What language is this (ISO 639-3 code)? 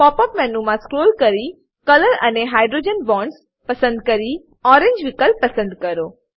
guj